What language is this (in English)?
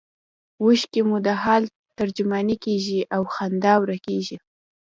Pashto